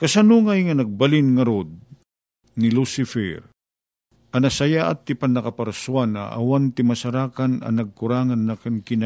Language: Filipino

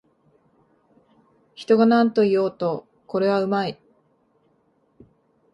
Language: Japanese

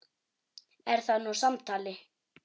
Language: Icelandic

